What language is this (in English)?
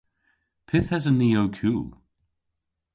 Cornish